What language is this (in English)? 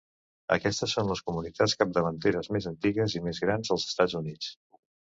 Catalan